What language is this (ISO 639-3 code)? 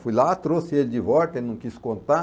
por